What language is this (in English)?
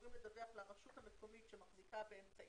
Hebrew